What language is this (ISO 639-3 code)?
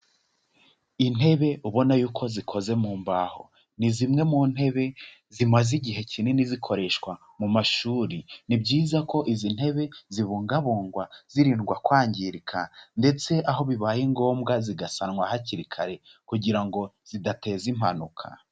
kin